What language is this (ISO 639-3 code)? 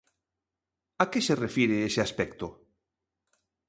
glg